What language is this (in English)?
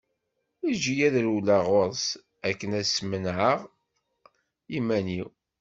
Kabyle